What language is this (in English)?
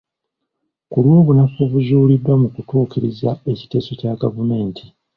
Ganda